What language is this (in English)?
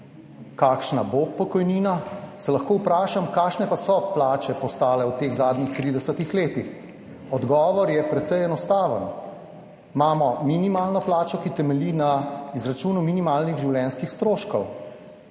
Slovenian